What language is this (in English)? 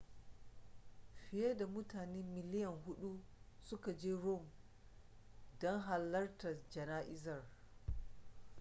Hausa